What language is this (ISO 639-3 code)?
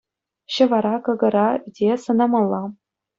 chv